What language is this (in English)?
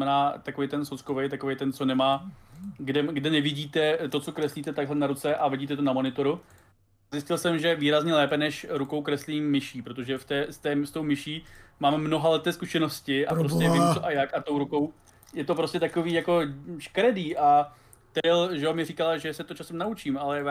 Czech